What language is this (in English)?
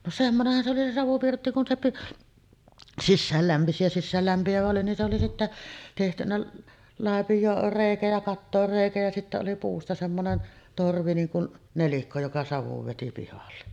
Finnish